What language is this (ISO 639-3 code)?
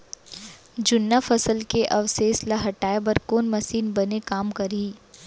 hne